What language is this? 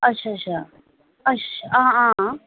Dogri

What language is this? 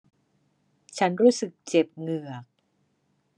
Thai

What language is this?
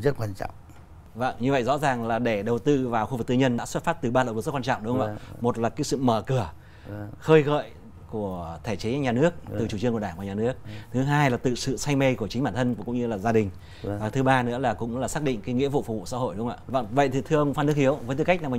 Vietnamese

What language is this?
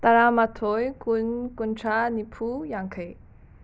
Manipuri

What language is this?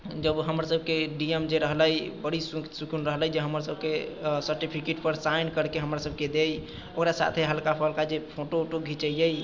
Maithili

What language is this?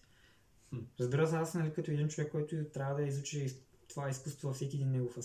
Bulgarian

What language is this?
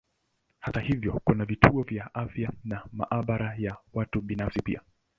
Swahili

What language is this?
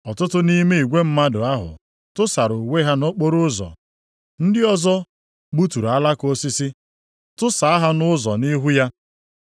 Igbo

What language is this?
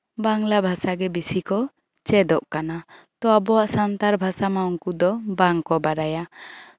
Santali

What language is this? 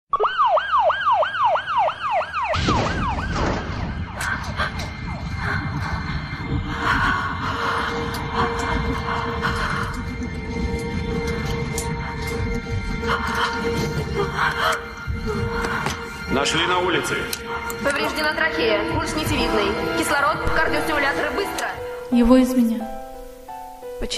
Russian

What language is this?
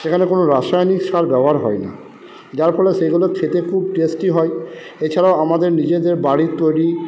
Bangla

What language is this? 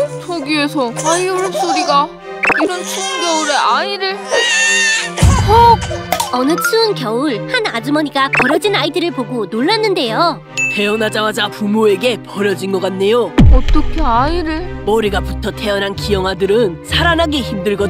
Korean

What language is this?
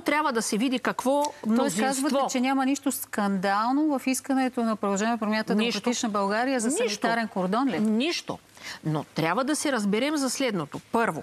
Bulgarian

